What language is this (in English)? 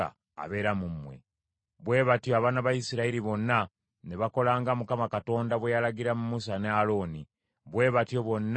Ganda